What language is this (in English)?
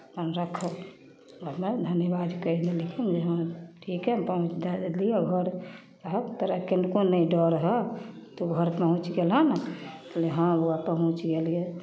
Maithili